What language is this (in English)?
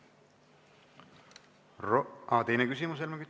Estonian